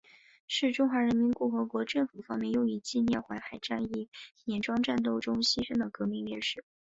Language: Chinese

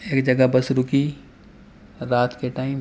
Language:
Urdu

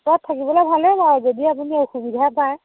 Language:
Assamese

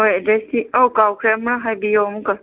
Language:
Manipuri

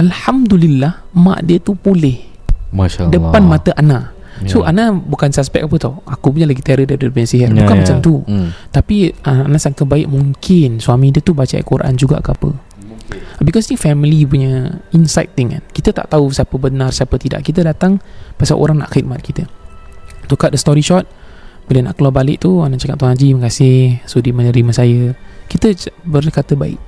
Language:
Malay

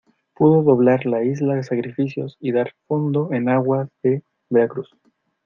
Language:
Spanish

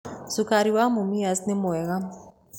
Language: Kikuyu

